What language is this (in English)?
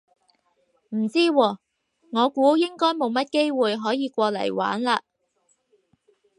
Cantonese